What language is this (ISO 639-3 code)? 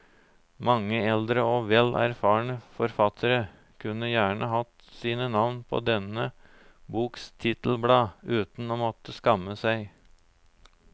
nor